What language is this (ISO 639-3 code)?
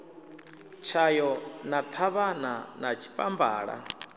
ven